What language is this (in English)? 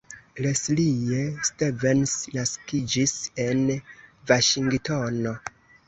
Esperanto